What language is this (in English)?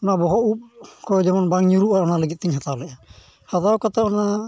Santali